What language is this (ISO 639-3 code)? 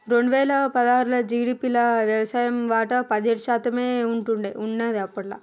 tel